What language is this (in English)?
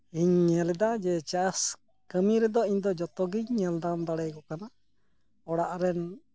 Santali